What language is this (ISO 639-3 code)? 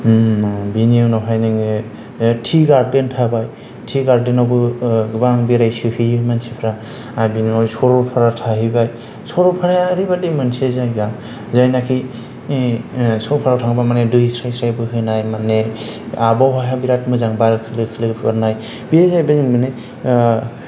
brx